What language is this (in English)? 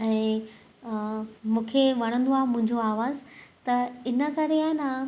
Sindhi